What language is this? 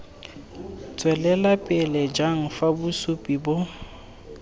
Tswana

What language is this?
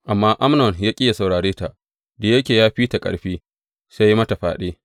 Hausa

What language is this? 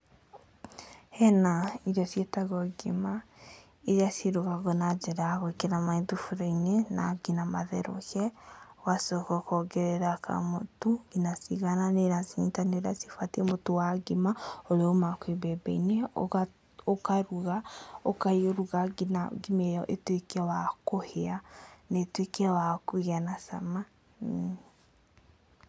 Kikuyu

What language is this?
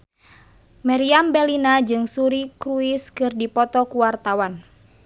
Sundanese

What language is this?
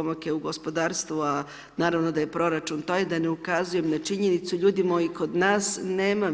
Croatian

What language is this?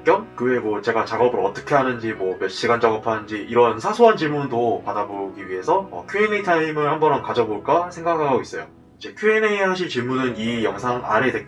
Korean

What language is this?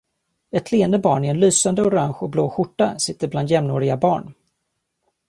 Swedish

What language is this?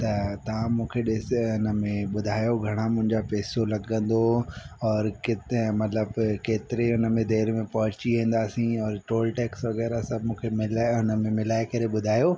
Sindhi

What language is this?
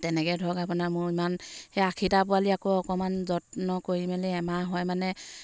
Assamese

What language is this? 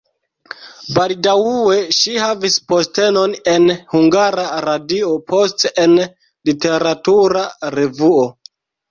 Esperanto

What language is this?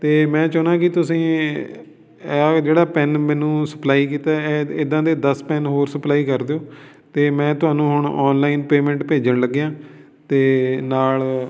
Punjabi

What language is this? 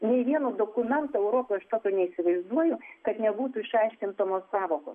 Lithuanian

